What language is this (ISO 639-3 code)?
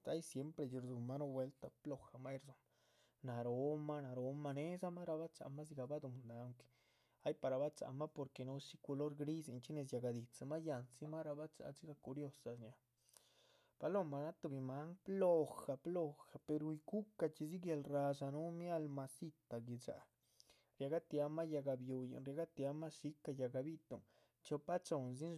zpv